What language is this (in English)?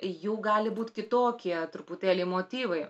Lithuanian